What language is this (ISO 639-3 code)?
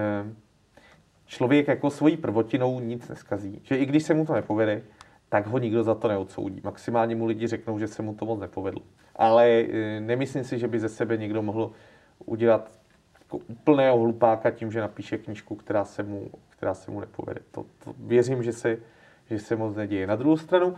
ces